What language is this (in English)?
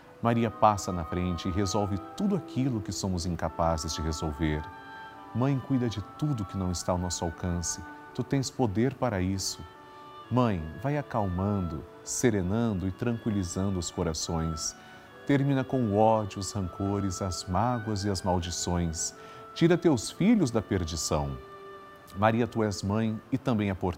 Portuguese